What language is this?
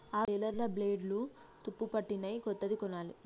Telugu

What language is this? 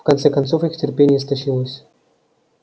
Russian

